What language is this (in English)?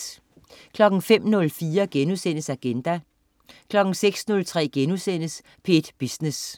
Danish